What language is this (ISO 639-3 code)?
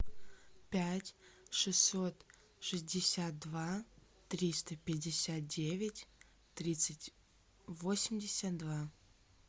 rus